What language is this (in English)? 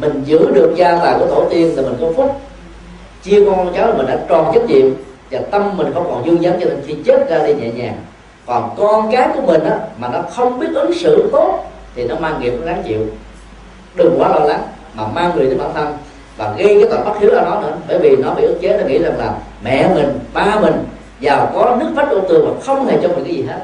Vietnamese